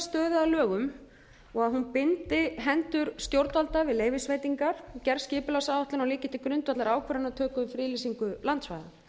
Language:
Icelandic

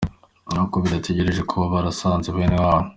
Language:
Kinyarwanda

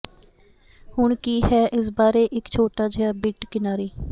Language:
Punjabi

